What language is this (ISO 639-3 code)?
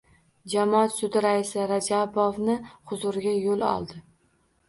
uzb